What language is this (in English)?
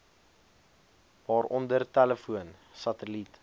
Afrikaans